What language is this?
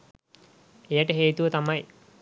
Sinhala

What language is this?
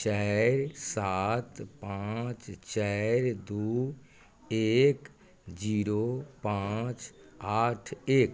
Maithili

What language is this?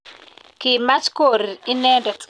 Kalenjin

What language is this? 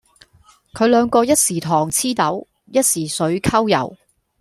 Cantonese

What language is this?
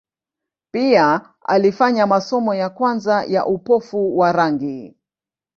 Swahili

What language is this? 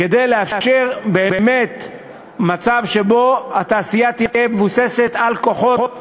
Hebrew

